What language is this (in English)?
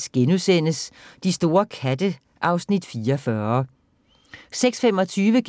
Danish